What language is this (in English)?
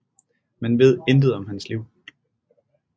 Danish